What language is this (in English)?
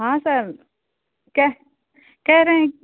Hindi